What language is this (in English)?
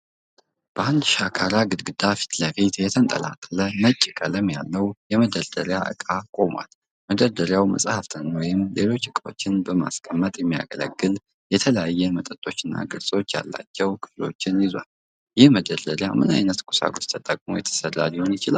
Amharic